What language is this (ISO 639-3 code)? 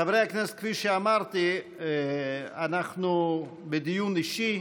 heb